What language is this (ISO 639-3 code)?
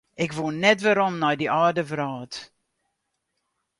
fry